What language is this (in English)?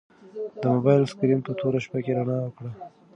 Pashto